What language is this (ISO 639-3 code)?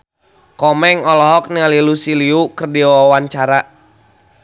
sun